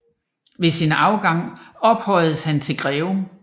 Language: Danish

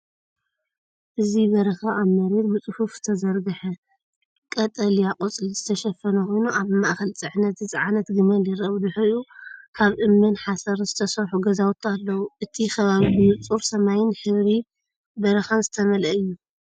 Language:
Tigrinya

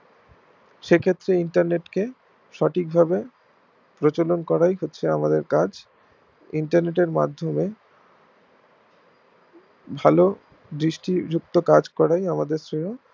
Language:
Bangla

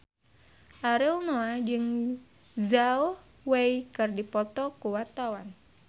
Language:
Sundanese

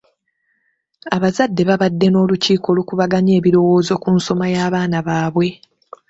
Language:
Ganda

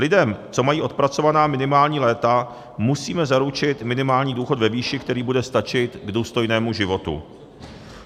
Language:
Czech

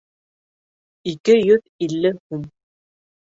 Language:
Bashkir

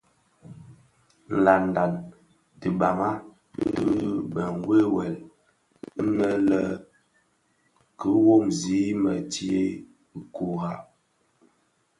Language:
Bafia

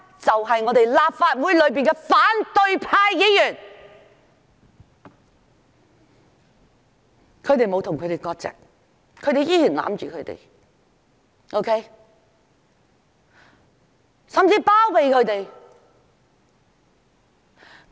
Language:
Cantonese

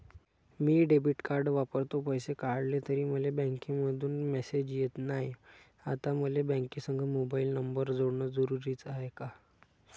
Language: Marathi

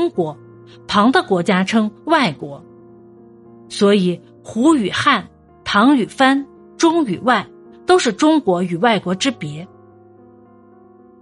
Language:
Chinese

